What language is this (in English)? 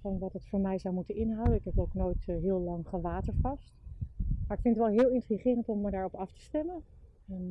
Dutch